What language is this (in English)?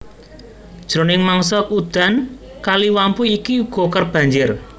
Javanese